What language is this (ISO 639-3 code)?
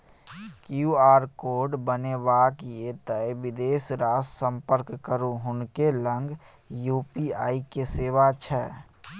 mai